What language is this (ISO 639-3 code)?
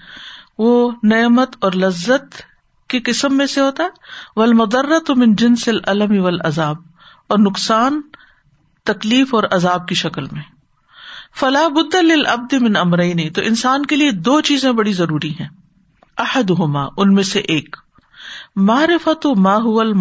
urd